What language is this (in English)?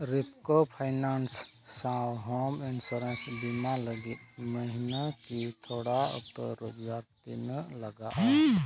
Santali